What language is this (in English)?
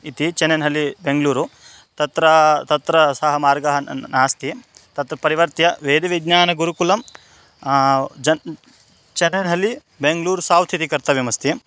Sanskrit